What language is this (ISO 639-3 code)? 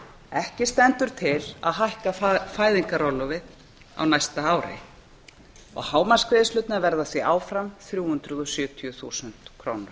isl